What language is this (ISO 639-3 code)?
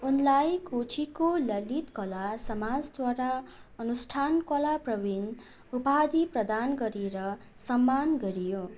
nep